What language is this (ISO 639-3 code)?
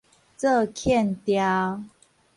nan